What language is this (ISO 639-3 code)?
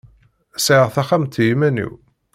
kab